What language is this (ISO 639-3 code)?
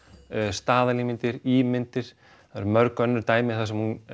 isl